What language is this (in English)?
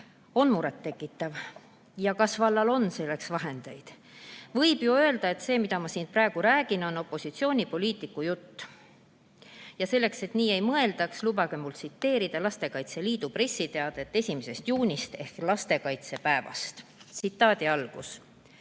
Estonian